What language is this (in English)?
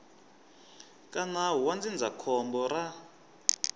Tsonga